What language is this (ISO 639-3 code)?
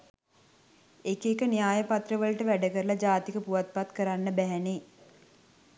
sin